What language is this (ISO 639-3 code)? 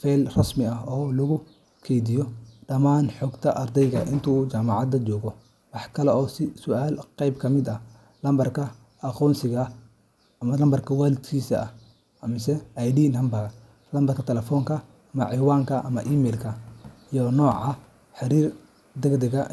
som